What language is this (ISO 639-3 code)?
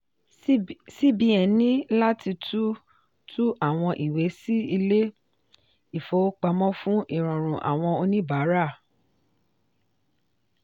yor